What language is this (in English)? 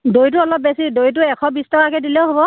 Assamese